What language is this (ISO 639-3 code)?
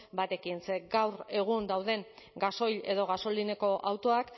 eus